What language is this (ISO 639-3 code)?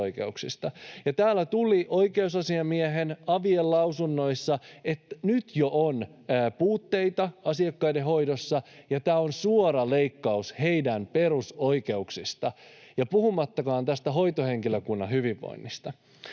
fin